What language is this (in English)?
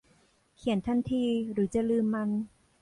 Thai